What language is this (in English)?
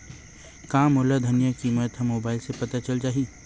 Chhattisgarhi